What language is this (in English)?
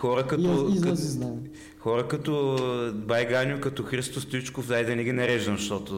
Bulgarian